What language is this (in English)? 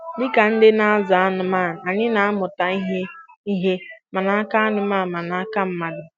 Igbo